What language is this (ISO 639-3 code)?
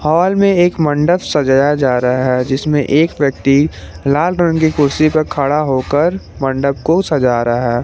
hin